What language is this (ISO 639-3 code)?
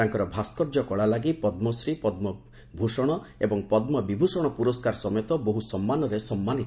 ori